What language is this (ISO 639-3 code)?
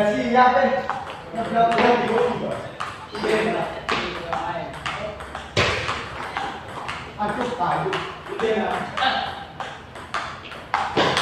ind